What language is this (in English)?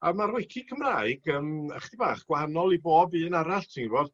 Welsh